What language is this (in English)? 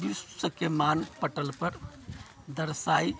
Maithili